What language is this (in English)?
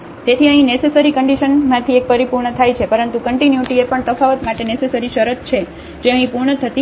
Gujarati